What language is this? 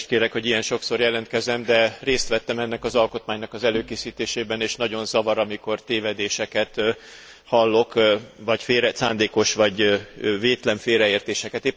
Hungarian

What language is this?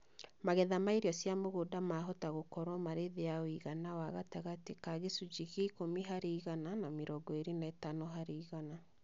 Kikuyu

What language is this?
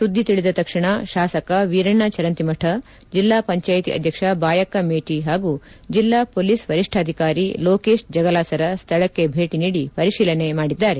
Kannada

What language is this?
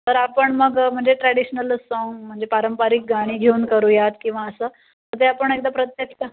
Marathi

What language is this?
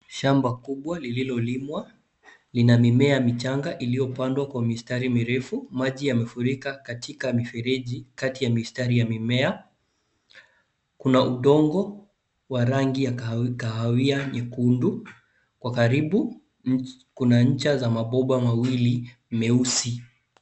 Swahili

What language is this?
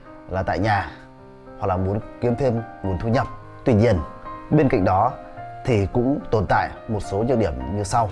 Vietnamese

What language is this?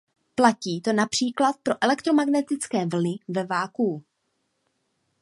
Czech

